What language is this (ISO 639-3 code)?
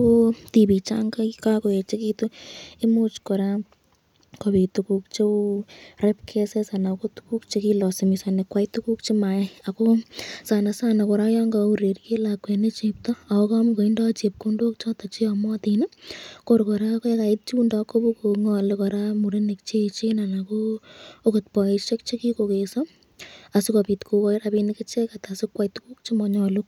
kln